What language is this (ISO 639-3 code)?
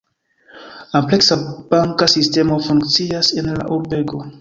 epo